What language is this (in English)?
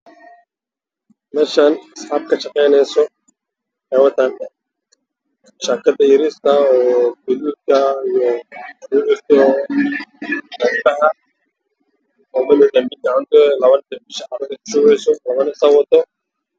Somali